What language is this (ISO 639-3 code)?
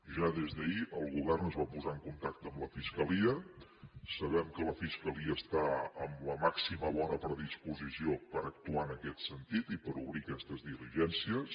cat